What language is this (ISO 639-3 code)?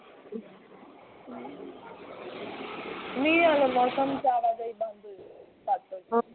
pan